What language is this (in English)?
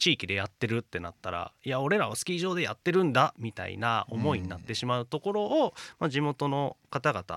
Japanese